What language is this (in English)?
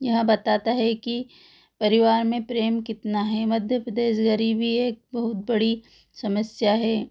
Hindi